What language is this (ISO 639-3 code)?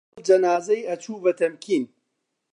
ckb